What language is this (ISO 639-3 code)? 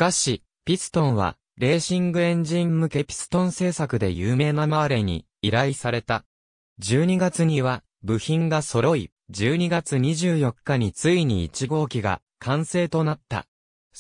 jpn